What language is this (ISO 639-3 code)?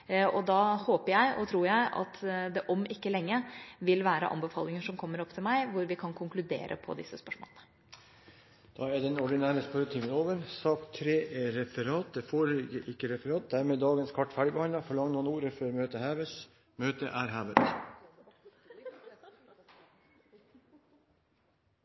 nor